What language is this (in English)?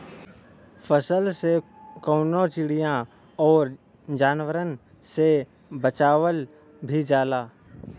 Bhojpuri